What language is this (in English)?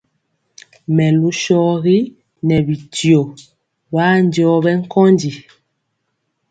Mpiemo